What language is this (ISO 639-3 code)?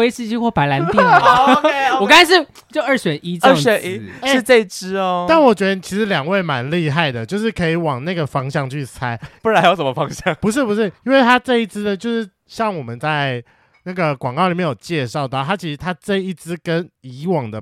zho